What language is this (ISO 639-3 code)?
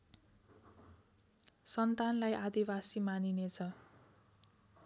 nep